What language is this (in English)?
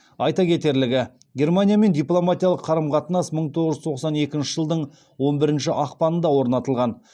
Kazakh